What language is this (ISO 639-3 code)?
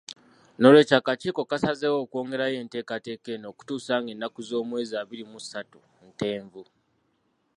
lug